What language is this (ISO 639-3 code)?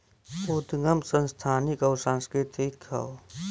bho